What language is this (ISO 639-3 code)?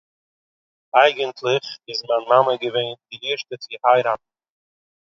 yid